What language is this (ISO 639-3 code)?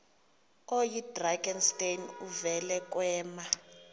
xho